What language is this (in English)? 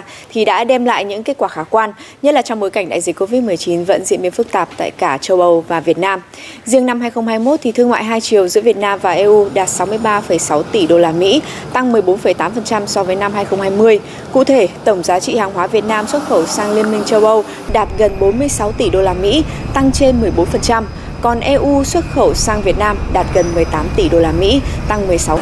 Vietnamese